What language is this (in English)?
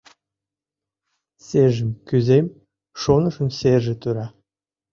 Mari